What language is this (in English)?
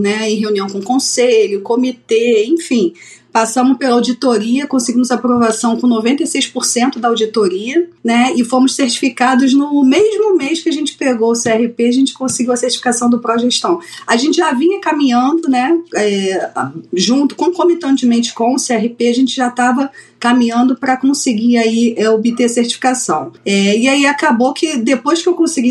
Portuguese